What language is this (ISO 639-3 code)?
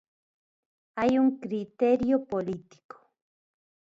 glg